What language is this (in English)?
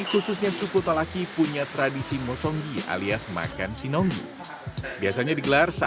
Indonesian